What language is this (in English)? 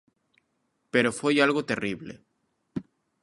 Galician